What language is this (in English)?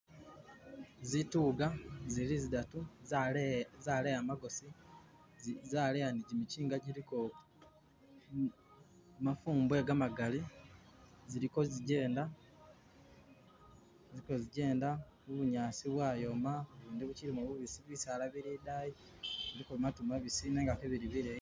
Masaaba